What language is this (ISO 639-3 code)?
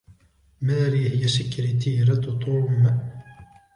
ara